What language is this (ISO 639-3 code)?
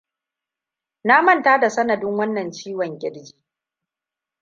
hau